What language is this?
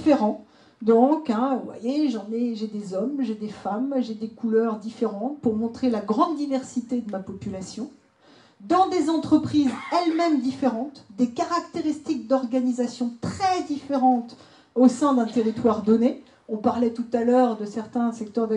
French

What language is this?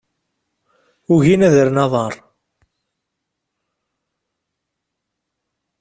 Kabyle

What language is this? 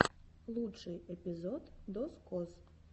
Russian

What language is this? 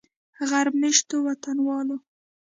Pashto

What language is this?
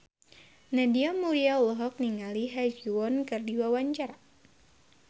Sundanese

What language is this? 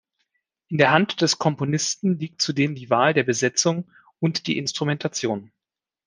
German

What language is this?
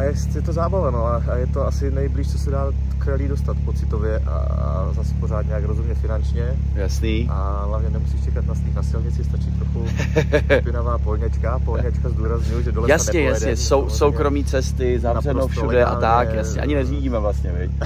Czech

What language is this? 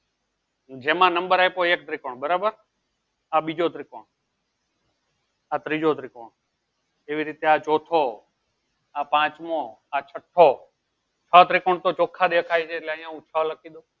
Gujarati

